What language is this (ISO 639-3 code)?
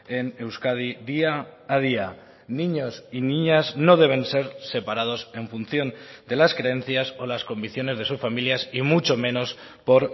spa